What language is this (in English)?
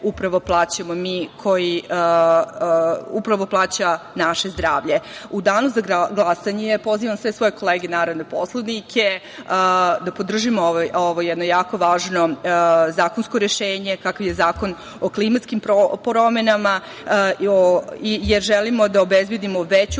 Serbian